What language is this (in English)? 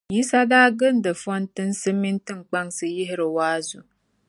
Dagbani